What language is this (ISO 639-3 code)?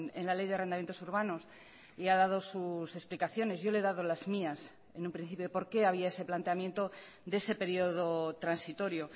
spa